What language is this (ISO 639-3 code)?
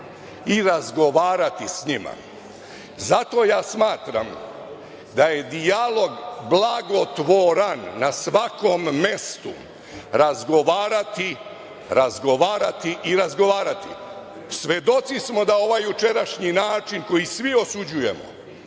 srp